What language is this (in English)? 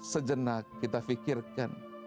Indonesian